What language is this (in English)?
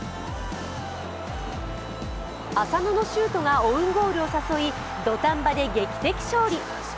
Japanese